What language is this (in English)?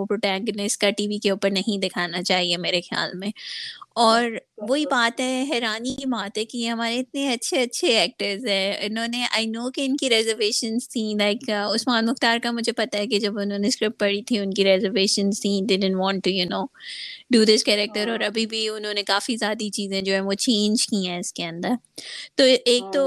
Urdu